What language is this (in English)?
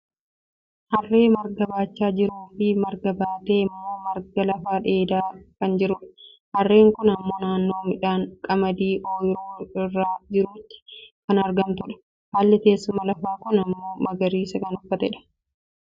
Oromo